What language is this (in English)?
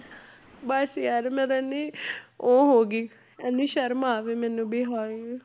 Punjabi